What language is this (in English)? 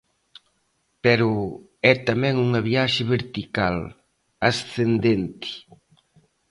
Galician